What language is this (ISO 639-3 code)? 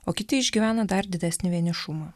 lit